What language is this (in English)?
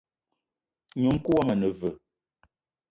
Eton (Cameroon)